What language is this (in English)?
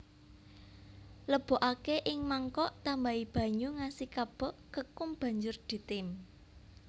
Javanese